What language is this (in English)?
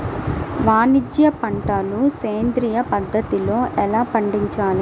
Telugu